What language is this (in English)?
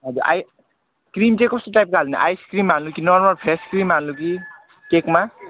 Nepali